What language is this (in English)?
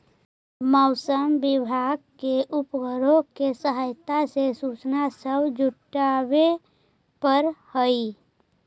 Magahi